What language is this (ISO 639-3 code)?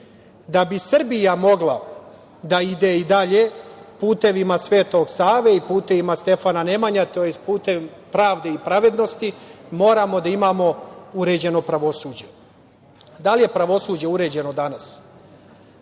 srp